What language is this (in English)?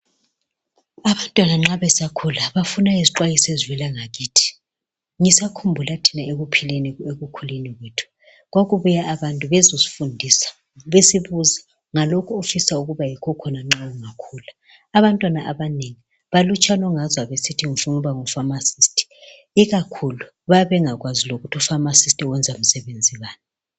North Ndebele